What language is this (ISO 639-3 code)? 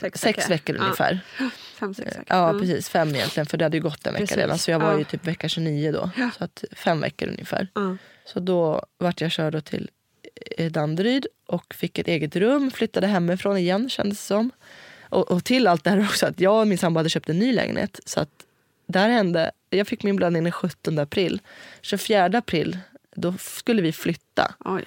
swe